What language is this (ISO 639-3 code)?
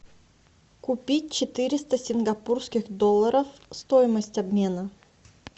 rus